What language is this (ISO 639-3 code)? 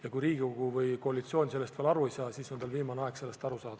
est